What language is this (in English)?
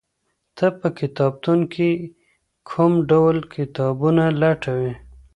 Pashto